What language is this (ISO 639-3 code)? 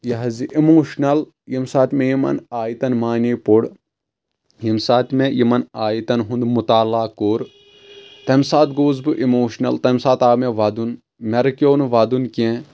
kas